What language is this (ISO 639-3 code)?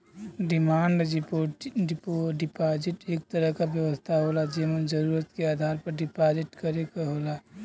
bho